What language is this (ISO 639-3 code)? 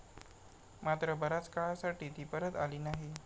mar